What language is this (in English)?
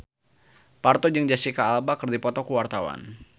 Sundanese